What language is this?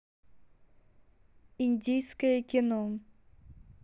Russian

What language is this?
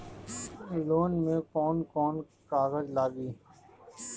Bhojpuri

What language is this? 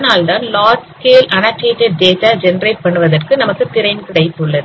Tamil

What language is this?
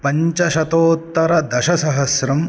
Sanskrit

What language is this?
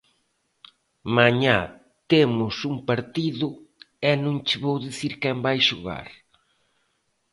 Galician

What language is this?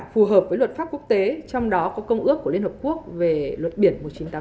Vietnamese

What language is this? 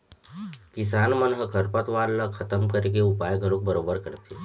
Chhattisgarhi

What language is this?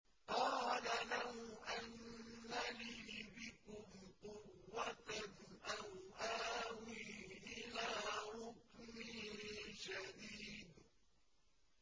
Arabic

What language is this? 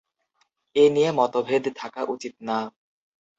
Bangla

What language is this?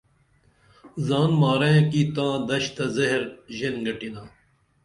Dameli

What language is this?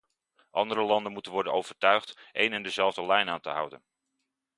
Dutch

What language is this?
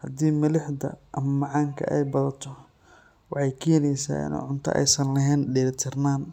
Somali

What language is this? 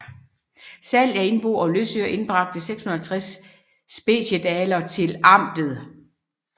Danish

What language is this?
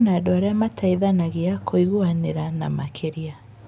Kikuyu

